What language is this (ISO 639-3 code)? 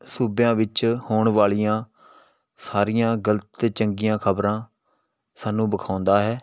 pan